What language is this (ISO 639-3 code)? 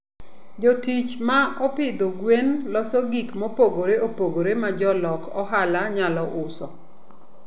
luo